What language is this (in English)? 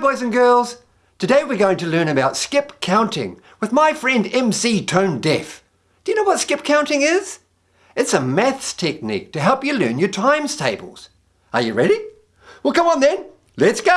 English